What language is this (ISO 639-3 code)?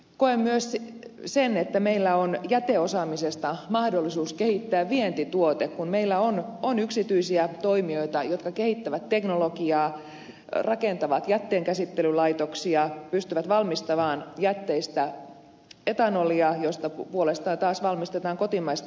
fin